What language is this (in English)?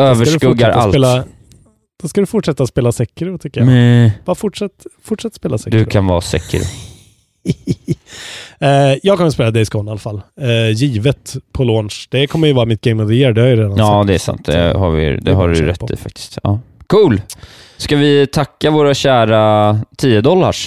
Swedish